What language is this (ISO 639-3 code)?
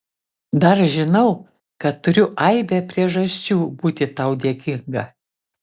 lit